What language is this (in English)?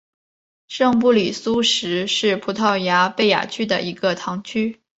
Chinese